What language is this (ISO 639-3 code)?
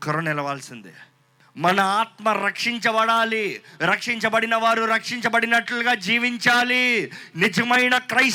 tel